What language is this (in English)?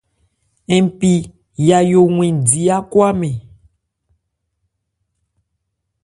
Ebrié